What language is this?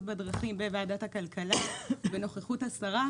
Hebrew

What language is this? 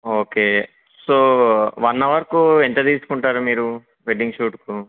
Telugu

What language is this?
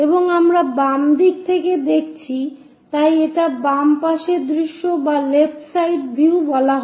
Bangla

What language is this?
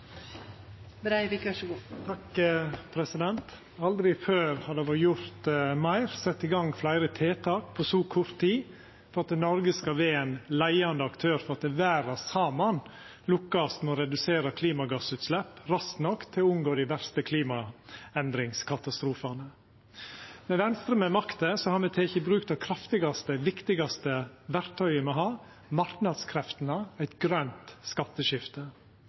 Norwegian Nynorsk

